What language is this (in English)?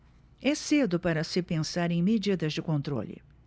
Portuguese